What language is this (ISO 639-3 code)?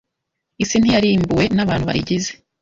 kin